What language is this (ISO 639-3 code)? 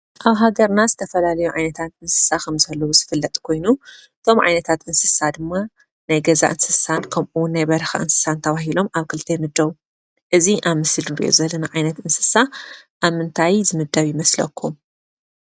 tir